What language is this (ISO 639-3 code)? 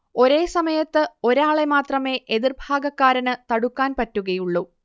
mal